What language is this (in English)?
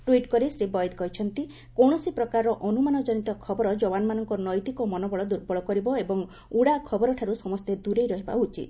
Odia